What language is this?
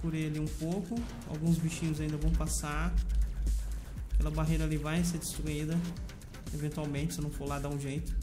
Portuguese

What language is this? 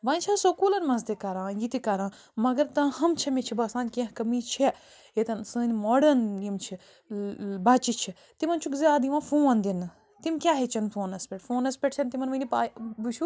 Kashmiri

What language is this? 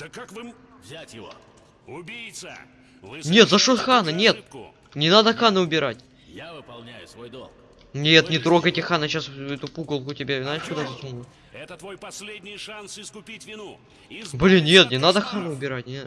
Russian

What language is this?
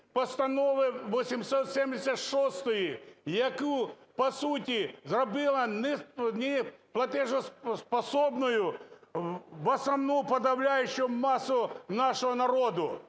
Ukrainian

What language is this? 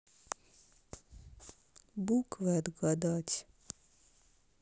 Russian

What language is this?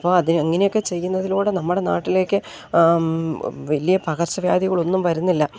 Malayalam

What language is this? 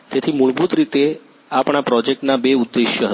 Gujarati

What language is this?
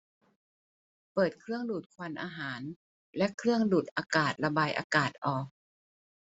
Thai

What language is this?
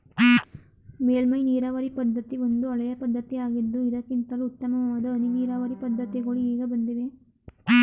Kannada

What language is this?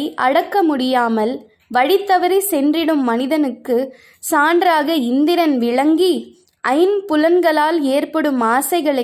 Tamil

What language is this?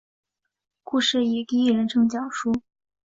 Chinese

